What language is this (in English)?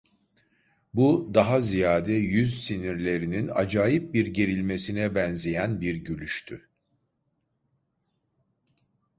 Turkish